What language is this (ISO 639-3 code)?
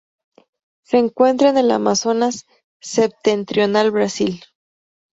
spa